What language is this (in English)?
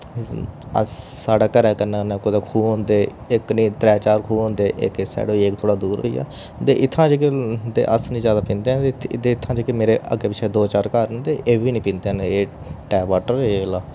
Dogri